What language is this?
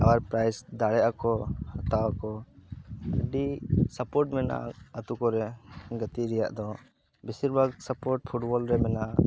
Santali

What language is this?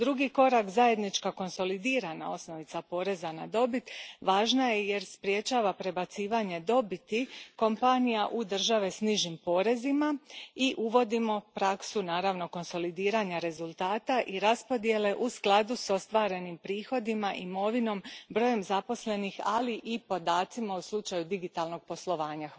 Croatian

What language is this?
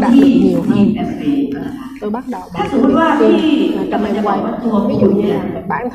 Vietnamese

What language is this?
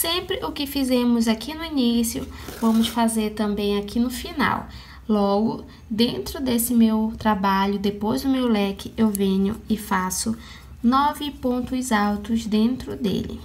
Portuguese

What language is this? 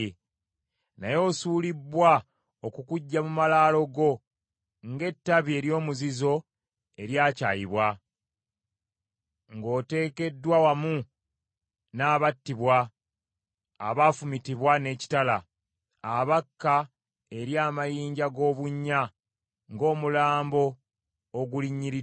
Ganda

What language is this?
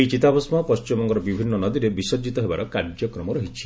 Odia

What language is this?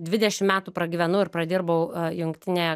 Lithuanian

